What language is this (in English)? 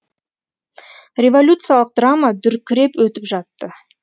Kazakh